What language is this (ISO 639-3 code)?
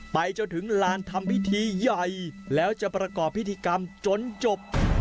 tha